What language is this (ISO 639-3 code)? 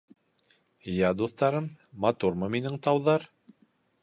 bak